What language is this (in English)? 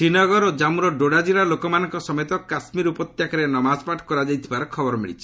Odia